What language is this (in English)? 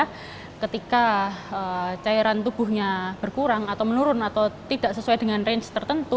Indonesian